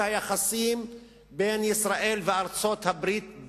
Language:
Hebrew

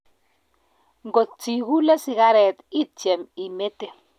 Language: Kalenjin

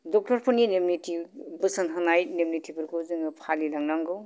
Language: Bodo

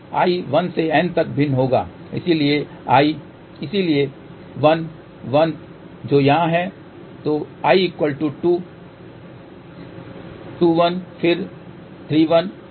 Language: Hindi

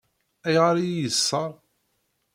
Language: Kabyle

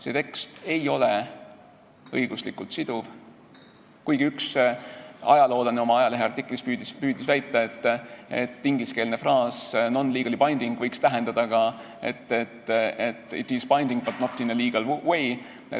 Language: Estonian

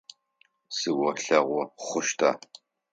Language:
Adyghe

